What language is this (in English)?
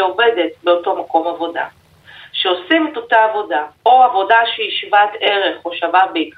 Hebrew